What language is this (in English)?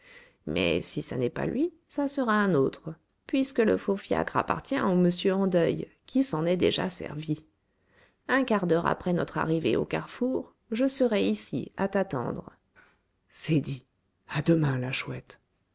French